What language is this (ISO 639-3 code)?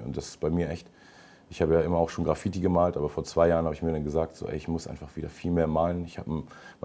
deu